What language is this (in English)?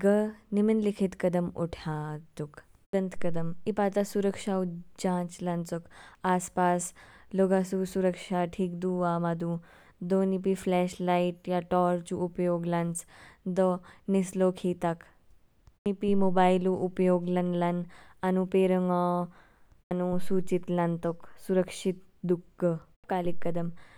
Kinnauri